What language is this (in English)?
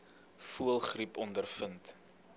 Afrikaans